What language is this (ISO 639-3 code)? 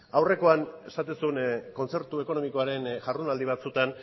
eus